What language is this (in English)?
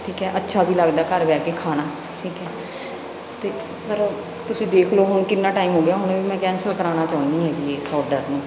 Punjabi